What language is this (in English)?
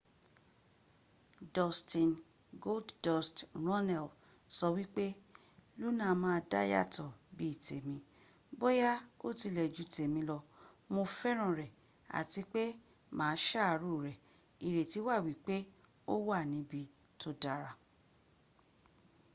Yoruba